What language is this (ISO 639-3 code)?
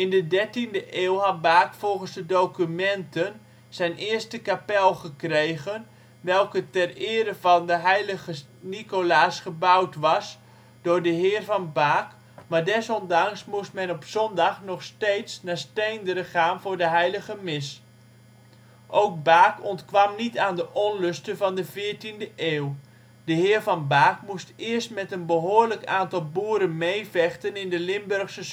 nld